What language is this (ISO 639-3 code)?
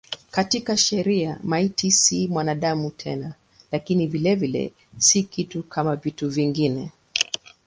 swa